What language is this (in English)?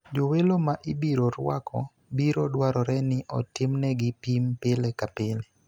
Luo (Kenya and Tanzania)